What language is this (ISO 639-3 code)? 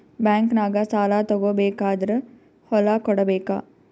kan